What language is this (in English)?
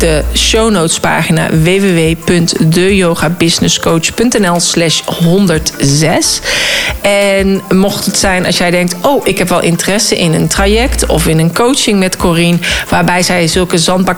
Dutch